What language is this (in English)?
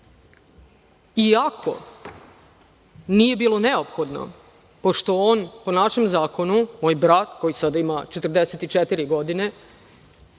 Serbian